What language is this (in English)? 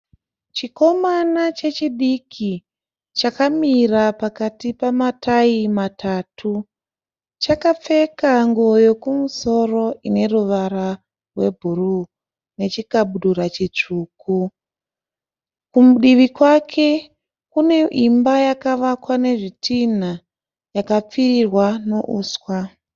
Shona